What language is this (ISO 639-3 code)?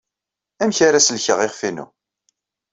kab